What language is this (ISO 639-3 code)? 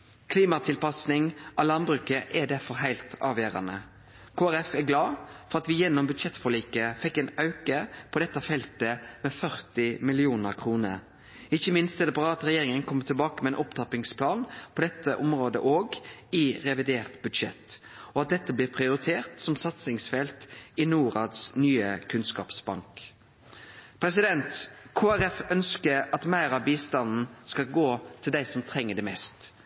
nno